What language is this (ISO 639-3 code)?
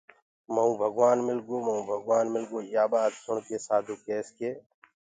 ggg